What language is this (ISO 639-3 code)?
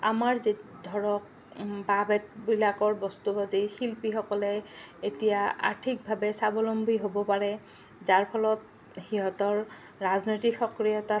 asm